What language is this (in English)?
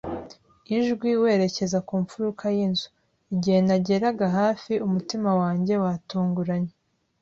Kinyarwanda